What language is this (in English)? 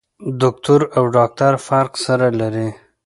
Pashto